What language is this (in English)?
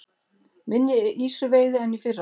Icelandic